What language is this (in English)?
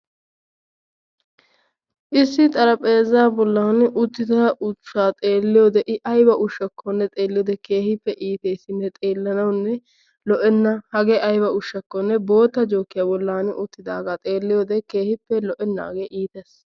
Wolaytta